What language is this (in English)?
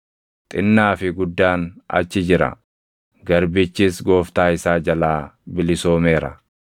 Oromo